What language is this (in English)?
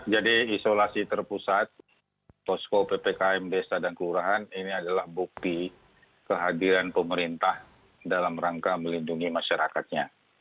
Indonesian